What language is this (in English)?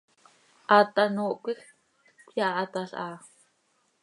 Seri